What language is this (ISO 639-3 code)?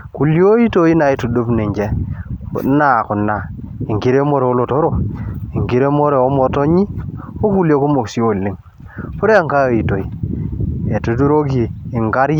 mas